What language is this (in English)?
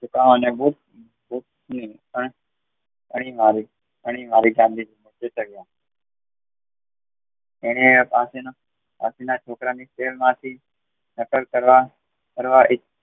Gujarati